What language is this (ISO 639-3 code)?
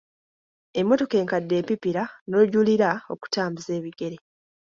lug